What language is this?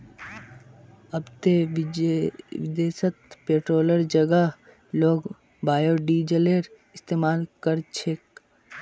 Magahi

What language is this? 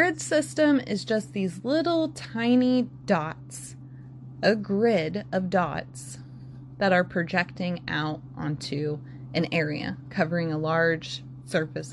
English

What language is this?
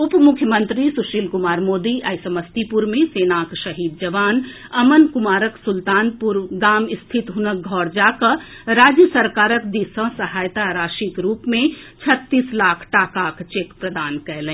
Maithili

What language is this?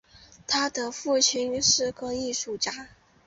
Chinese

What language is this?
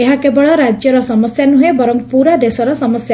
Odia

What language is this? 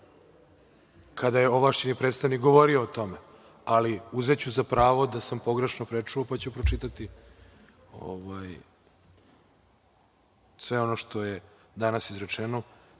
Serbian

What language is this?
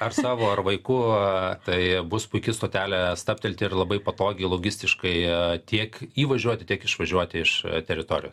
Lithuanian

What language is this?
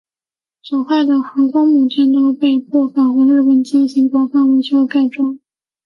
Chinese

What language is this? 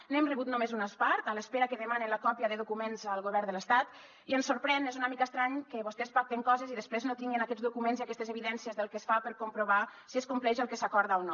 Catalan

